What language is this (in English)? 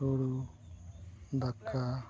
Santali